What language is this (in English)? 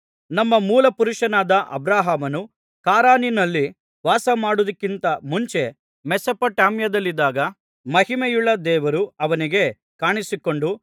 Kannada